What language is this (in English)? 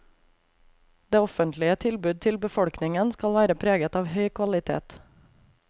Norwegian